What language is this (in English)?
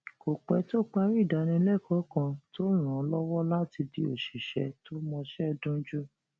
Yoruba